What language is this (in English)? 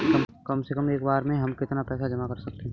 Hindi